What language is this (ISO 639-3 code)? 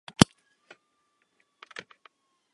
ces